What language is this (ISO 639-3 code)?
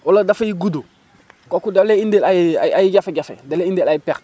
wol